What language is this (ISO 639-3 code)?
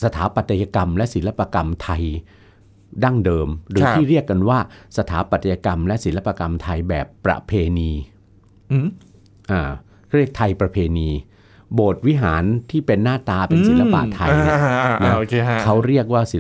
tha